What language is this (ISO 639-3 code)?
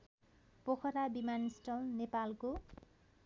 nep